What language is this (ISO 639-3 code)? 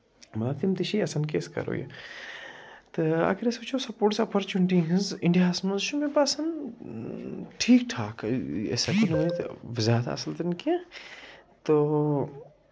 kas